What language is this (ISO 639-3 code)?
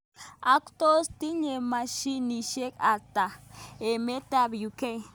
kln